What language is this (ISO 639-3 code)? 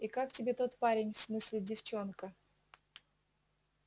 rus